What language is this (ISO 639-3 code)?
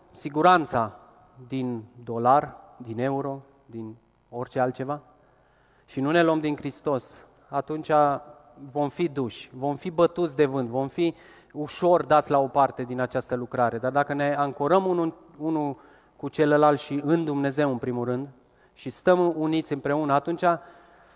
ron